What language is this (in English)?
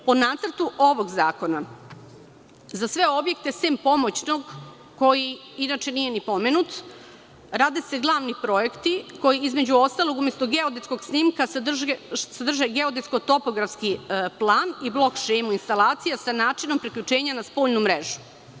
Serbian